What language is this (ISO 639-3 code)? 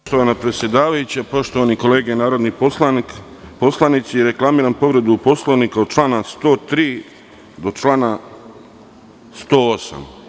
srp